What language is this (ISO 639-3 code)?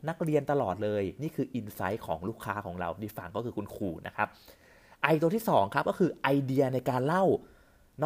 tha